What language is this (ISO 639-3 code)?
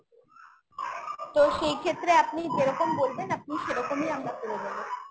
ben